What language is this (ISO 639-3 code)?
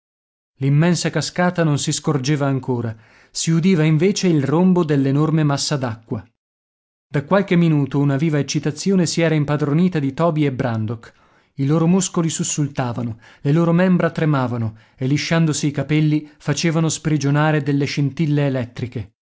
ita